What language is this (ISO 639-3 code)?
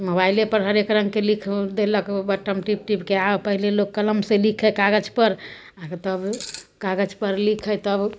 mai